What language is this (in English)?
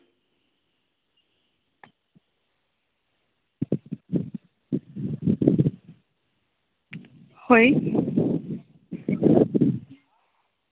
Santali